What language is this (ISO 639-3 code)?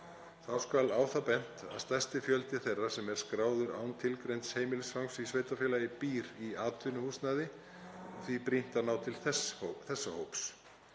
isl